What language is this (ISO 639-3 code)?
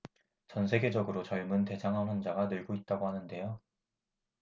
kor